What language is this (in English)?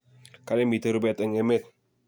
Kalenjin